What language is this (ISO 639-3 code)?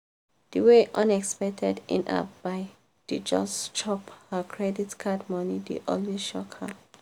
pcm